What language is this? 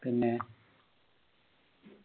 Malayalam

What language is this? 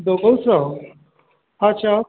Odia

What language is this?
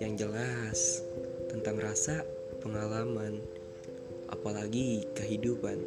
Indonesian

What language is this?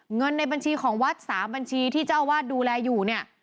Thai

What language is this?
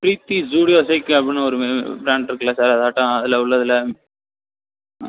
Tamil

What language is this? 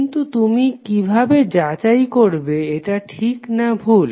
Bangla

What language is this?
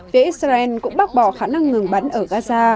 Vietnamese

